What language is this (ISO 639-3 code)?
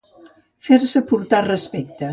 cat